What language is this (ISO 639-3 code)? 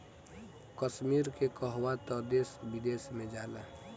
bho